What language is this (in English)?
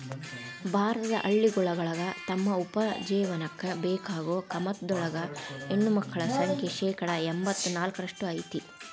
Kannada